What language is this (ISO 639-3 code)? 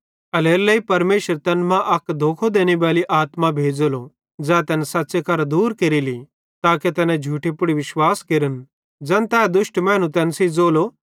bhd